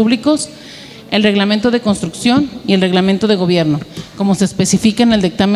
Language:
Spanish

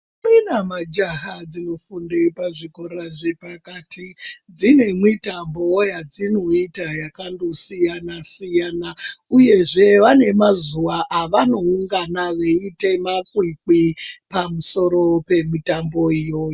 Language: Ndau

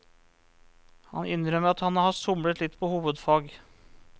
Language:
Norwegian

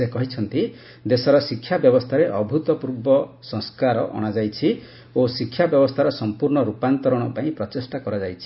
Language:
Odia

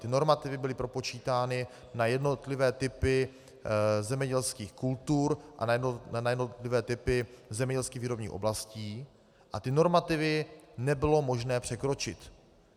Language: Czech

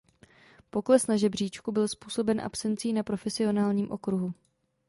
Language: Czech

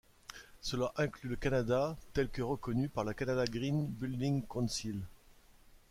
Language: French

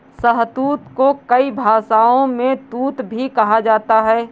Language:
Hindi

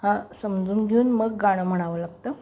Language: Marathi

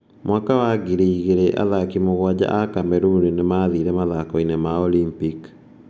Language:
Kikuyu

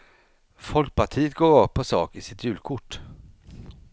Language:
Swedish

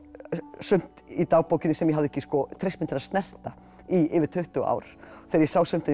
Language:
Icelandic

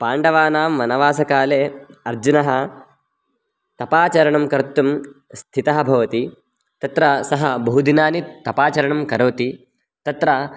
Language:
Sanskrit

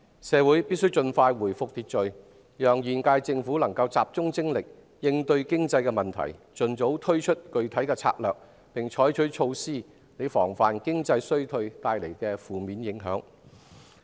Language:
Cantonese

